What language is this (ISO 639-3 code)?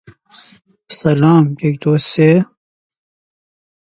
fas